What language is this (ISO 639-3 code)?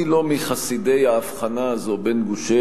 heb